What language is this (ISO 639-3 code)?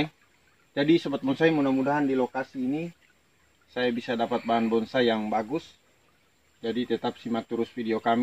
ind